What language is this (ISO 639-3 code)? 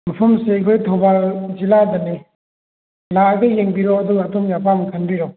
mni